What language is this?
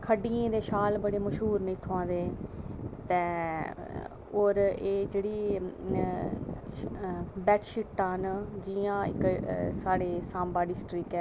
Dogri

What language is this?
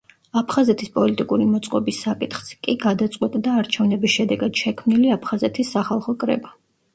Georgian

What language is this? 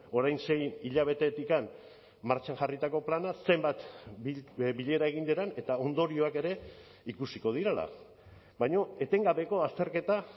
Basque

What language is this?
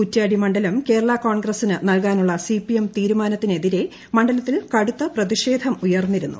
Malayalam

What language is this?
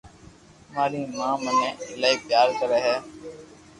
Loarki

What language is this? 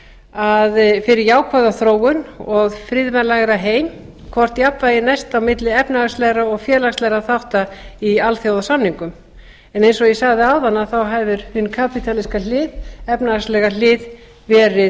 Icelandic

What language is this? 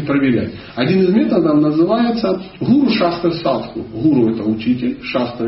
Russian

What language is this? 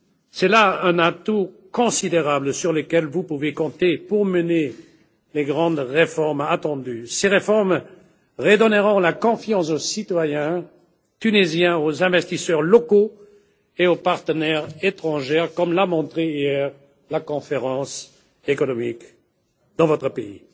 French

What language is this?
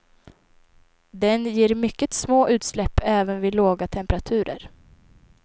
Swedish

